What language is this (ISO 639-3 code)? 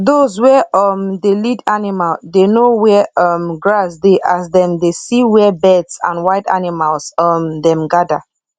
pcm